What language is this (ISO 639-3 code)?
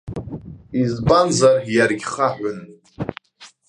abk